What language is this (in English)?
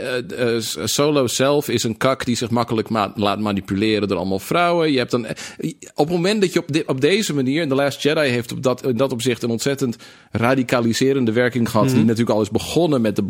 Dutch